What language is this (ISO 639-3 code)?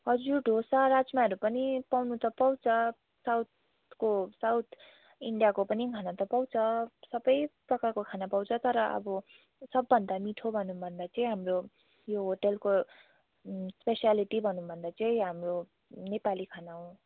nep